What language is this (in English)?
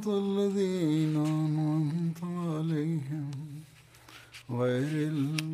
Swahili